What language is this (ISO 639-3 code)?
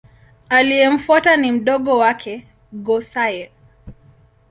swa